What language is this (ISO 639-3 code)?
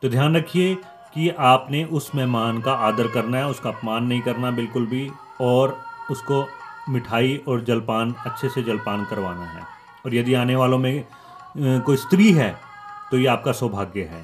hin